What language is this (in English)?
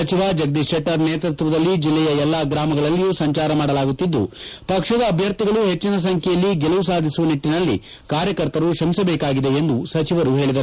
Kannada